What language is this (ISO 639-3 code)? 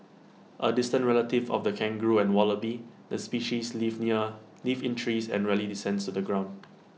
eng